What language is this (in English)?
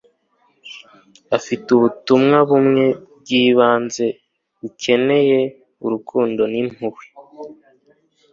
Kinyarwanda